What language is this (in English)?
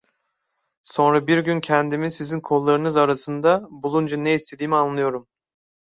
Turkish